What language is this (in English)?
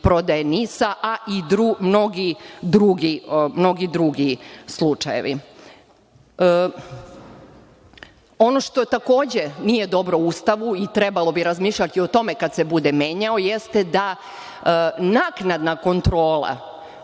Serbian